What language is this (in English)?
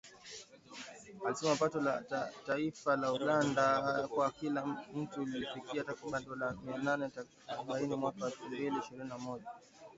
Swahili